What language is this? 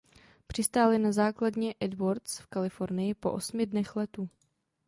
Czech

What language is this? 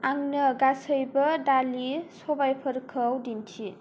Bodo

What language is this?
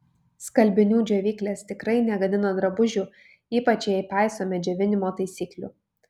Lithuanian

